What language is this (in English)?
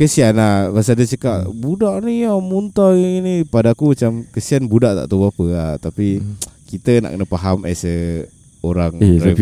Malay